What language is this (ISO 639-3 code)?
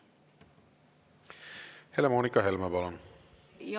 est